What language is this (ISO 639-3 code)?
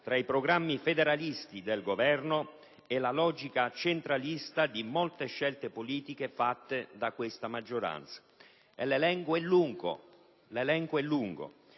ita